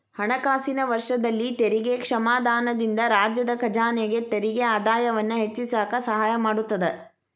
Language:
Kannada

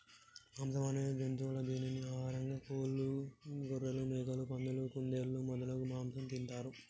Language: Telugu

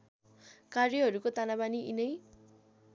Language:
Nepali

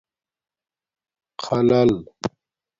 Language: Domaaki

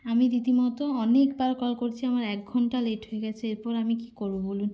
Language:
Bangla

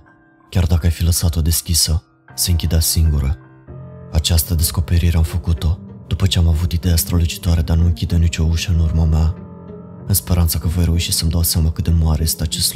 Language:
Romanian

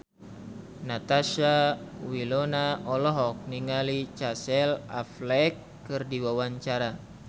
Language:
Sundanese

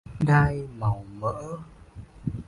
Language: Vietnamese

